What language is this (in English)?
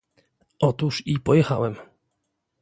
Polish